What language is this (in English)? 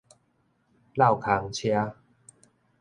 Min Nan Chinese